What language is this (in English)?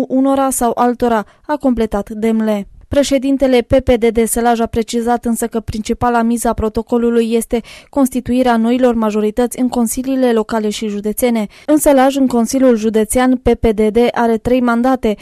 Romanian